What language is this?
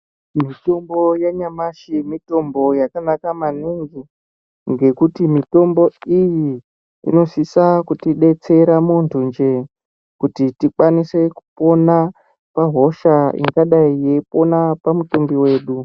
Ndau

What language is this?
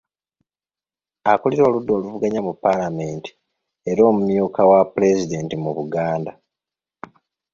Ganda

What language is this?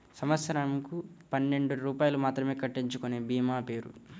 Telugu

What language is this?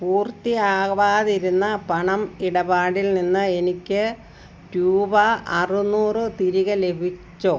Malayalam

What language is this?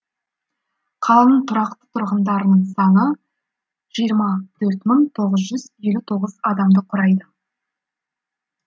Kazakh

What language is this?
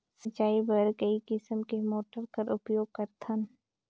Chhattisgarhi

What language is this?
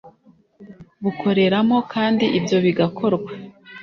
Kinyarwanda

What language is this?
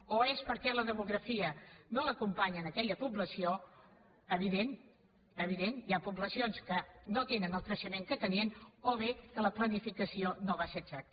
Catalan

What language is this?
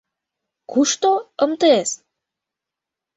Mari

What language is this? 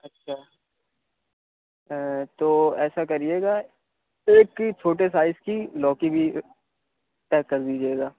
Urdu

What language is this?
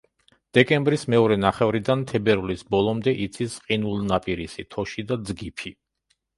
Georgian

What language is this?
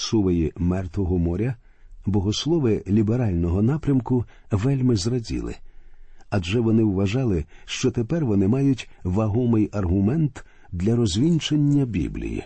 Ukrainian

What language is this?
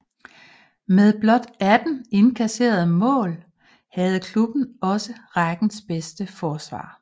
Danish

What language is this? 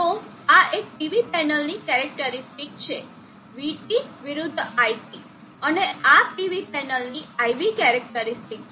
Gujarati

